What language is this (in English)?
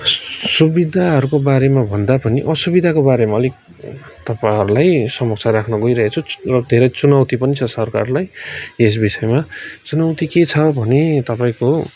Nepali